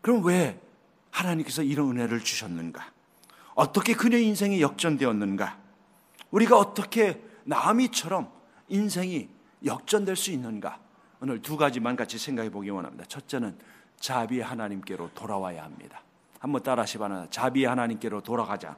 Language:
Korean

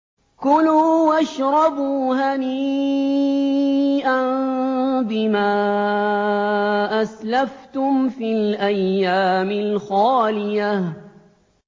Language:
Arabic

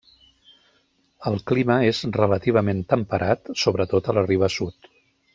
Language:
Catalan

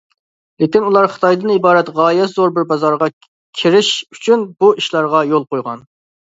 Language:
Uyghur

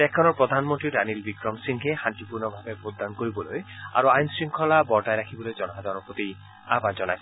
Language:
Assamese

